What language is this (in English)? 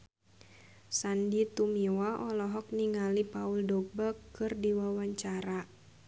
Sundanese